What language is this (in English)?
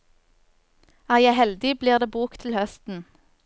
Norwegian